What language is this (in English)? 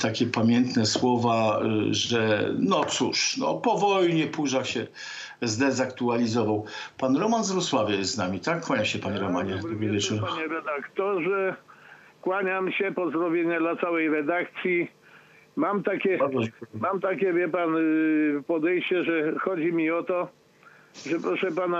Polish